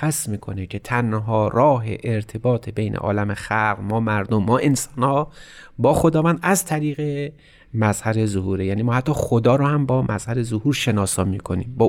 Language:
Persian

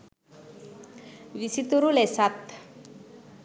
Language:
Sinhala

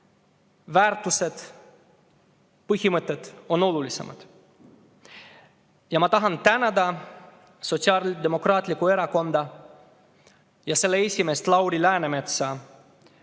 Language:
Estonian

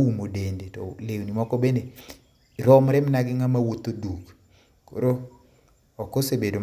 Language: Luo (Kenya and Tanzania)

